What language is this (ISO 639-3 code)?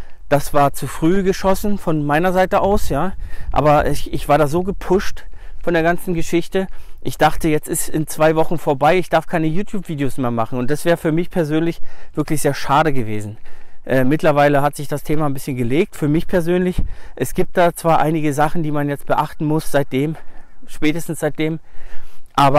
deu